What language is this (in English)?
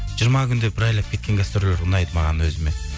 Kazakh